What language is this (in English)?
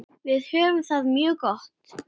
Icelandic